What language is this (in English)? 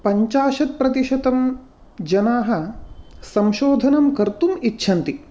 Sanskrit